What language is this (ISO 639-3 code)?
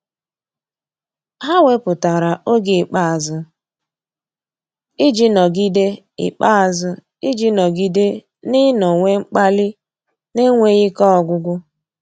ibo